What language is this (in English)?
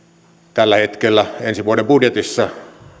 Finnish